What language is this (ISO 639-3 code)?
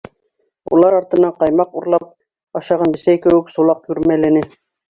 bak